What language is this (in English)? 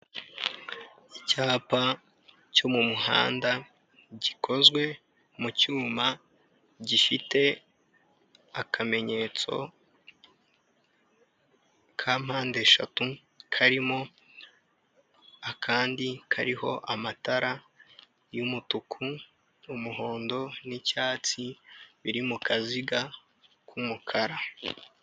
Kinyarwanda